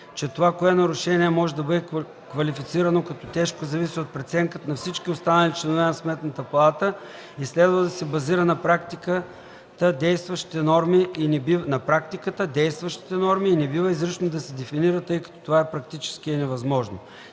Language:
Bulgarian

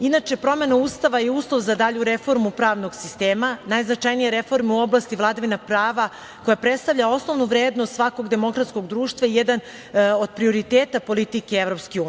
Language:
Serbian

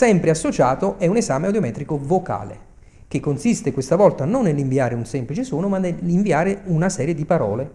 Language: Italian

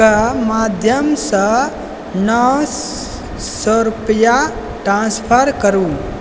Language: Maithili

